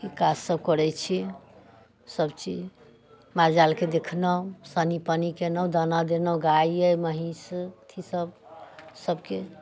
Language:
Maithili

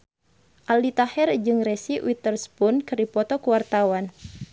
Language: Sundanese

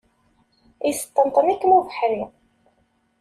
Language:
Kabyle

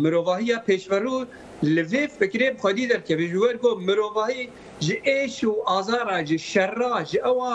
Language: Turkish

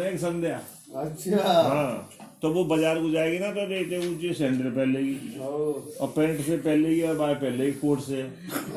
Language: Hindi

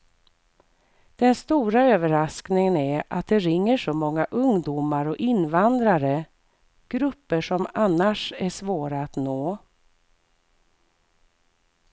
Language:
Swedish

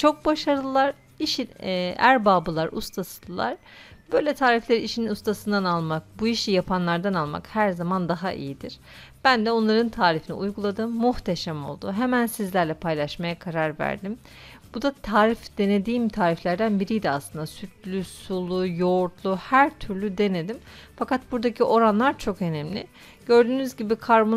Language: Turkish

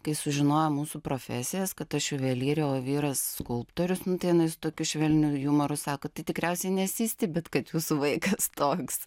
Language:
Lithuanian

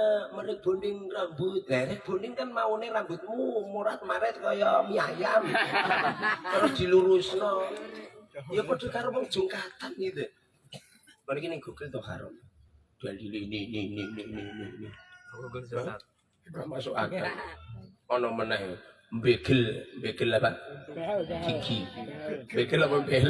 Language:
Indonesian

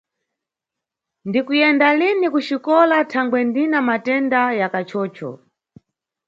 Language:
Nyungwe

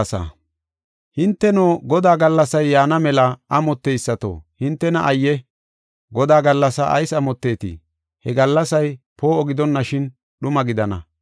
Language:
Gofa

